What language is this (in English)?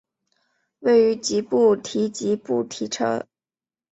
Chinese